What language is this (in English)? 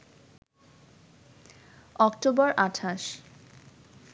Bangla